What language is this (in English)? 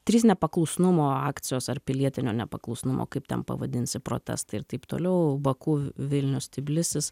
Lithuanian